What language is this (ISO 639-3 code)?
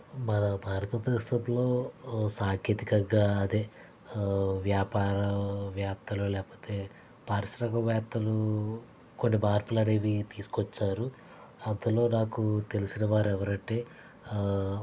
tel